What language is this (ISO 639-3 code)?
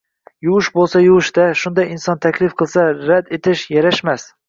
uzb